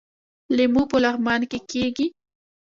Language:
Pashto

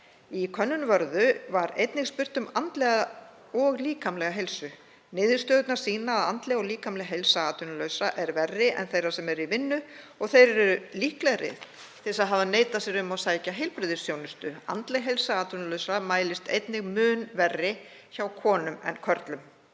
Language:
Icelandic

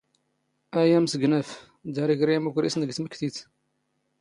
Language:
Standard Moroccan Tamazight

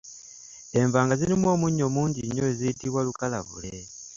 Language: Ganda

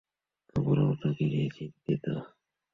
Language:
Bangla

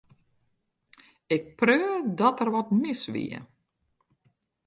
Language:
Western Frisian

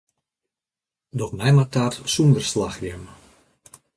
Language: Western Frisian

